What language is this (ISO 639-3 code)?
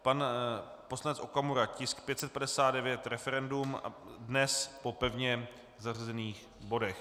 ces